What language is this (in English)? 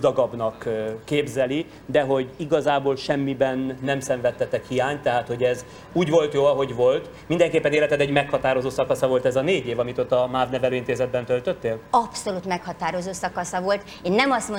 Hungarian